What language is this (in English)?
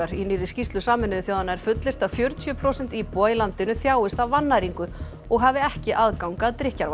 Icelandic